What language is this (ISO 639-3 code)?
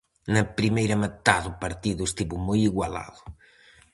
glg